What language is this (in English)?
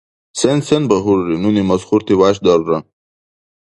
Dargwa